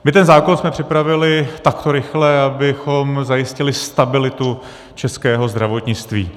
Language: Czech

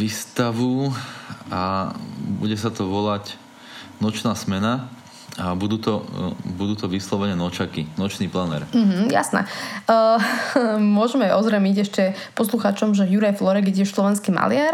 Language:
Slovak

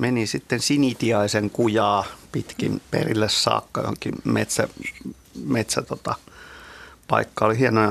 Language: Finnish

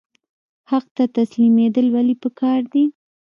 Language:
Pashto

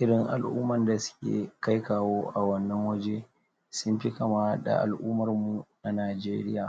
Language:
Hausa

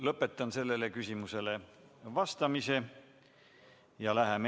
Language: Estonian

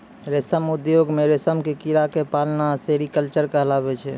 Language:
Maithili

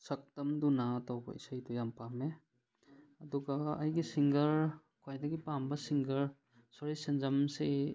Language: Manipuri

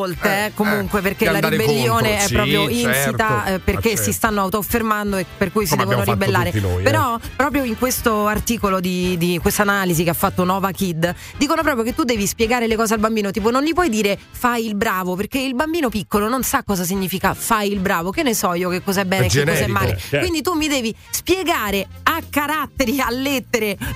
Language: Italian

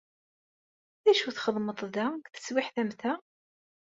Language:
Kabyle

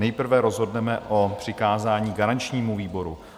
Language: Czech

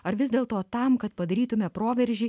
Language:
Lithuanian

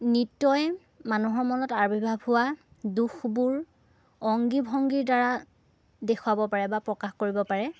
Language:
Assamese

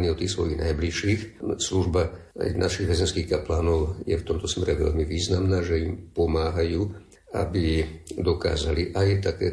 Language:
Slovak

